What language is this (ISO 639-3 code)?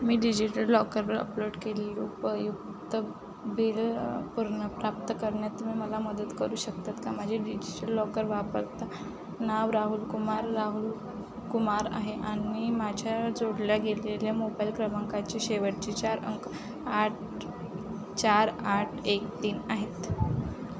mar